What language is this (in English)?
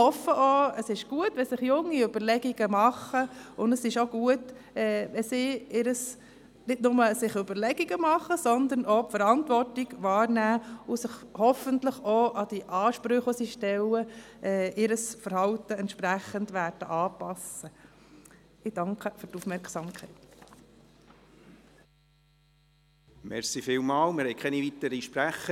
Swiss German